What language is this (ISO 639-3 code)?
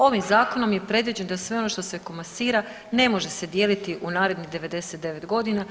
hrv